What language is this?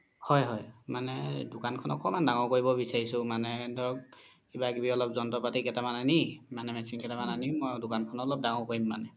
Assamese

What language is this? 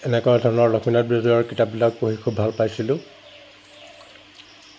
Assamese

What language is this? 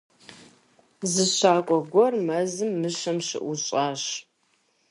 Kabardian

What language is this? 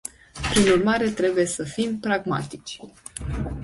Romanian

